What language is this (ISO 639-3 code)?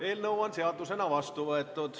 est